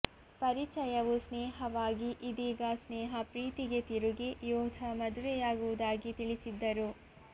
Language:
Kannada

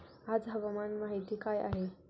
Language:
Marathi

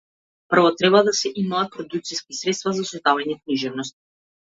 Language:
Macedonian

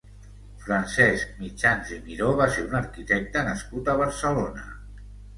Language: Catalan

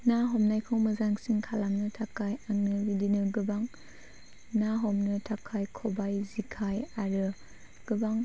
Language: Bodo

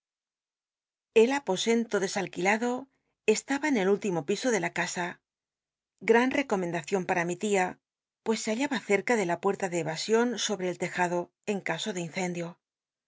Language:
Spanish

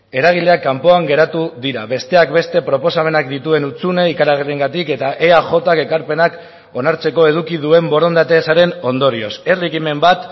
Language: Basque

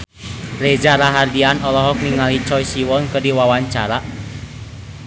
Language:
Sundanese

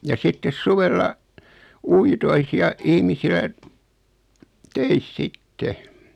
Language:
Finnish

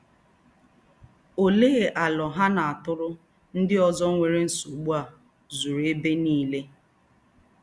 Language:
Igbo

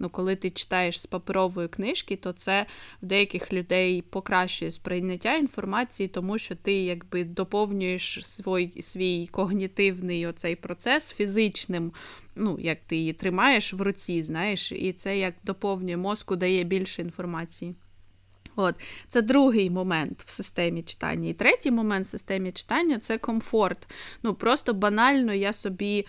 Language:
Ukrainian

